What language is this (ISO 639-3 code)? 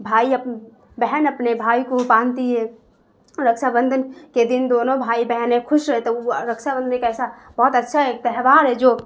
urd